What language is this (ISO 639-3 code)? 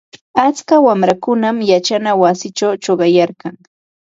qva